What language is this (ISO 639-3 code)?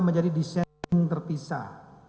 ind